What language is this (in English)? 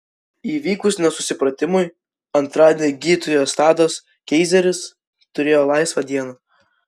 Lithuanian